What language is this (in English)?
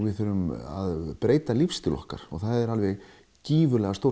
Icelandic